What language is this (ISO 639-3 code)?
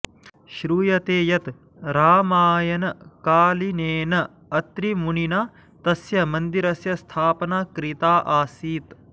san